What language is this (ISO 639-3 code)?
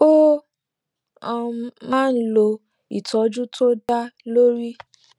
yor